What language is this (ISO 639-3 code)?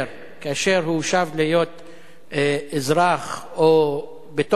heb